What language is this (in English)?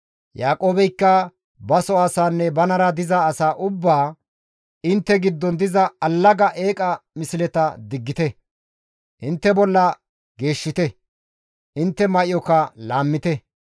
Gamo